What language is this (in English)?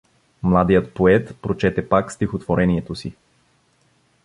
Bulgarian